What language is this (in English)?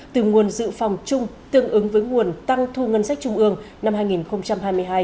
Vietnamese